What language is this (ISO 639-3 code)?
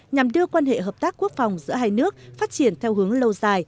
vie